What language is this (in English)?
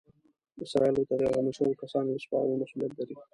Pashto